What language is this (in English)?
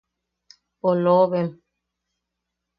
Yaqui